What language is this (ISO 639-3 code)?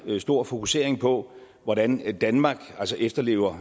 dan